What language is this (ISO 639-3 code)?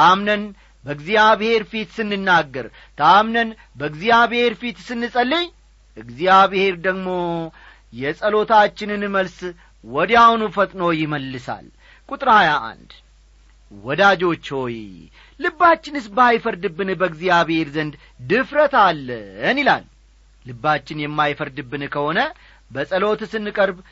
amh